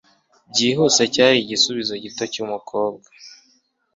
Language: Kinyarwanda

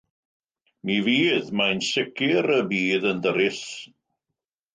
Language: Welsh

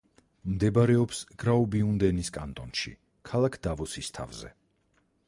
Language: Georgian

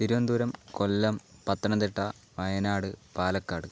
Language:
Malayalam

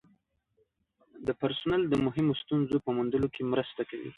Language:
Pashto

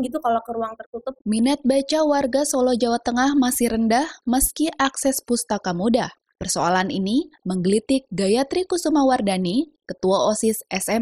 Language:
Indonesian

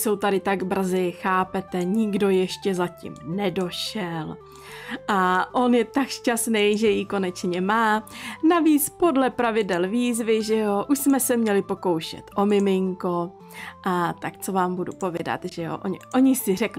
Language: Czech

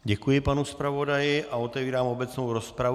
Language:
Czech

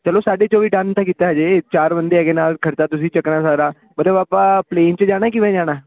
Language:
Punjabi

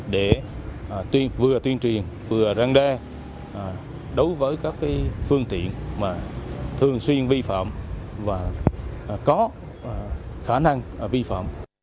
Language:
Vietnamese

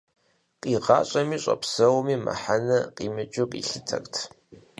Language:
Kabardian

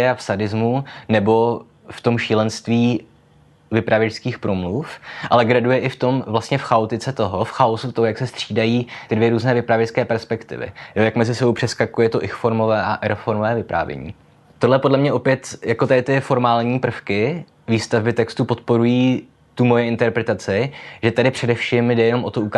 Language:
Czech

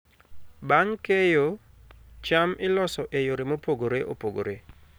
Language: Luo (Kenya and Tanzania)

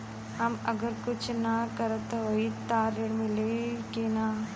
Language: Bhojpuri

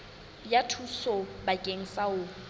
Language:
Southern Sotho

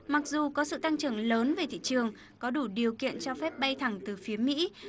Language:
Vietnamese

